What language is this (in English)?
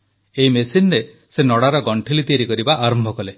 Odia